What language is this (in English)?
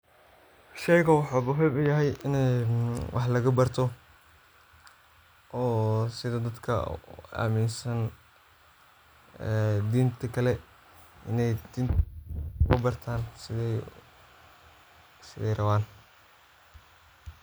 Somali